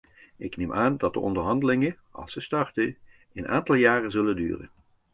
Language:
Dutch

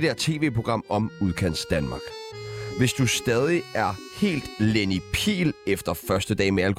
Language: Danish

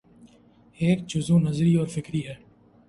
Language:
Urdu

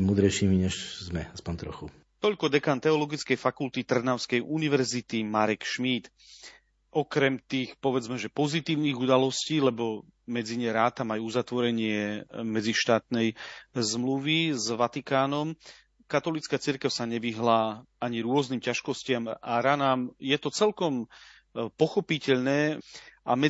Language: Slovak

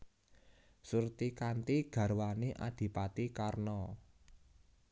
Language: Javanese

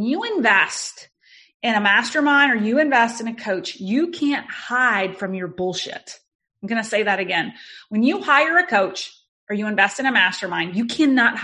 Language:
English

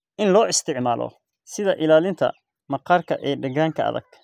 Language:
Somali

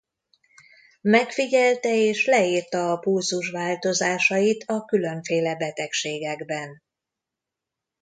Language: Hungarian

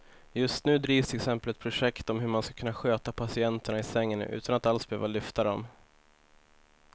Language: Swedish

